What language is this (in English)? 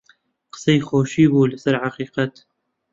Central Kurdish